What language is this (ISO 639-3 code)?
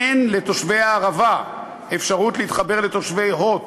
heb